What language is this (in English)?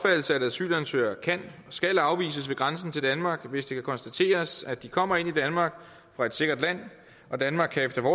Danish